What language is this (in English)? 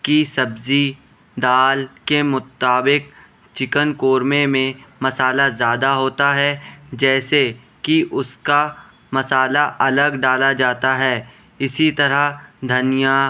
Urdu